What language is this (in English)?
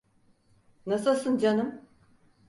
Turkish